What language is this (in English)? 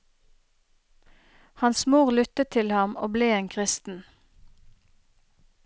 Norwegian